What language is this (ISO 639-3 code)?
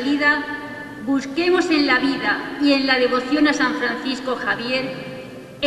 spa